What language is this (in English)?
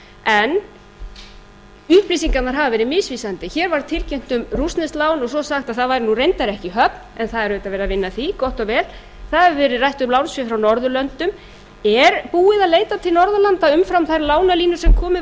Icelandic